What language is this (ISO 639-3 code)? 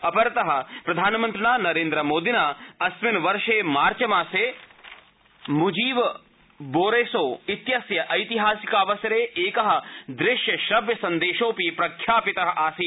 san